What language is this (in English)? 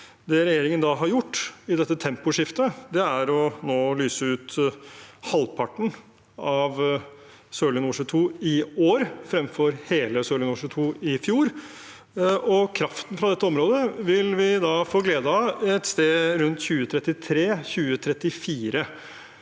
Norwegian